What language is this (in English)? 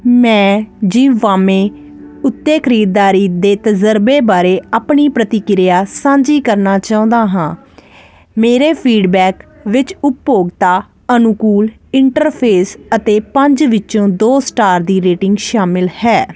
Punjabi